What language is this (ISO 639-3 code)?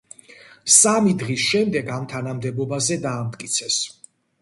kat